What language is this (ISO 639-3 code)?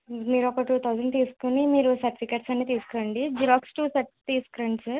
tel